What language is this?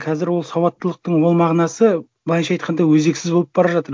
Kazakh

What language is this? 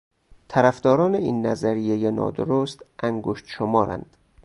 Persian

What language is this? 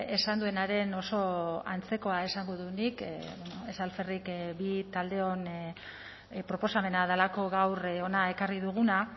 Basque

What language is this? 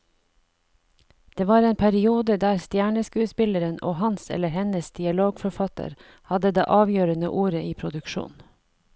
Norwegian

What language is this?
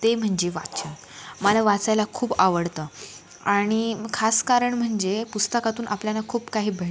Marathi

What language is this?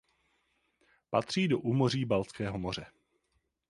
Czech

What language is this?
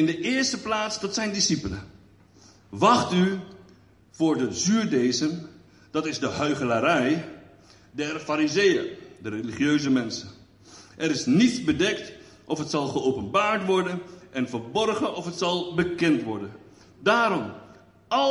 Dutch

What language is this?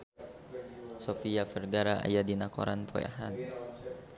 Sundanese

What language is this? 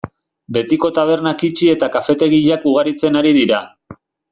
Basque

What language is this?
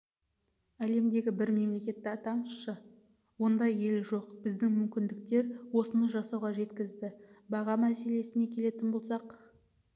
Kazakh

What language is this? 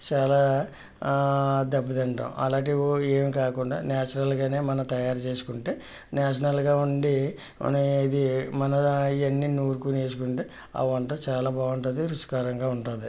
Telugu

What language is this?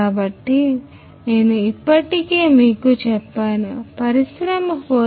Telugu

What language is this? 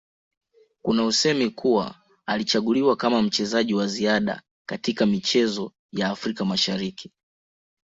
Swahili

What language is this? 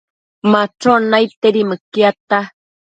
Matsés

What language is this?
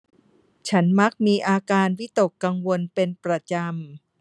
Thai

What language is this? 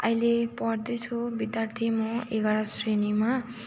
Nepali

